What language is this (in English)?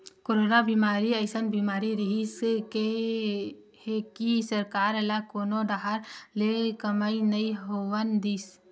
Chhattisgarhi